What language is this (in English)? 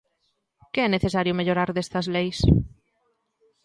Galician